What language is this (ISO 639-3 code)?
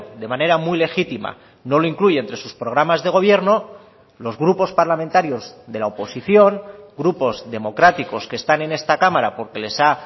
spa